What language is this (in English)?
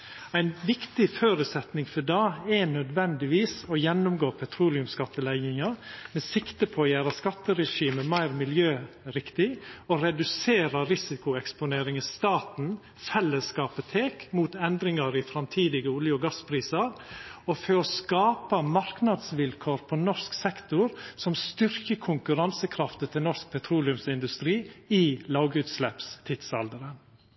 Norwegian Nynorsk